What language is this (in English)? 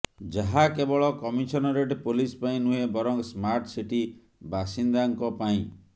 Odia